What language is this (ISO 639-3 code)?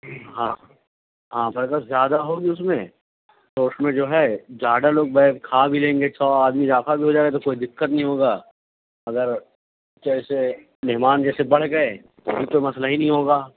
urd